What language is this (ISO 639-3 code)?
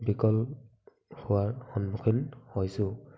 asm